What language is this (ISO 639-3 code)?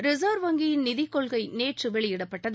tam